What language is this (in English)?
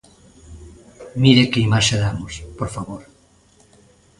Galician